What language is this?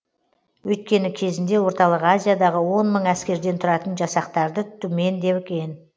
Kazakh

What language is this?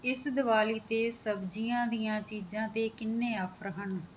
Punjabi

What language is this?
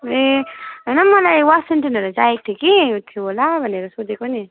Nepali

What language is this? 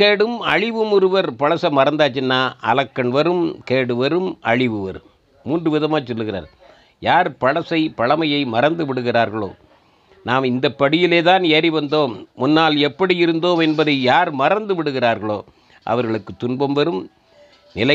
Tamil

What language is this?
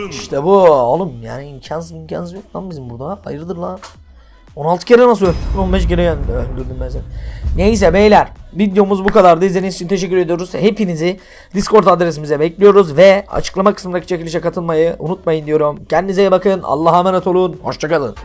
Turkish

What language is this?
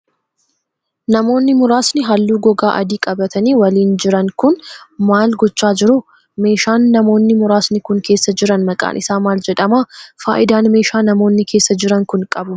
Oromo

